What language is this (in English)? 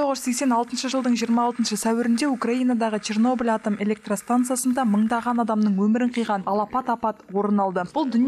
Russian